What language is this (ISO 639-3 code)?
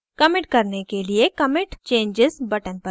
hin